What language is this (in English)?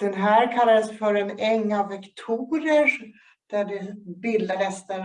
Swedish